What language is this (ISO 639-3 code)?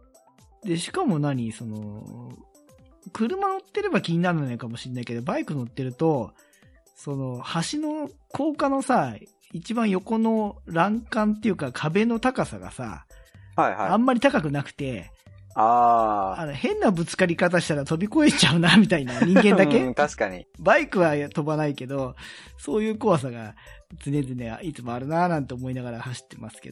jpn